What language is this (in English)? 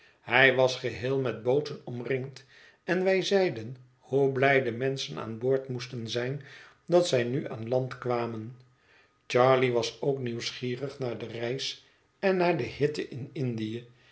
Dutch